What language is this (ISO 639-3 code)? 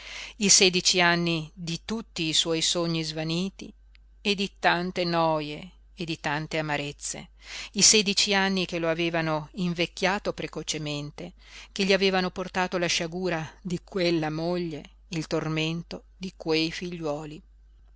ita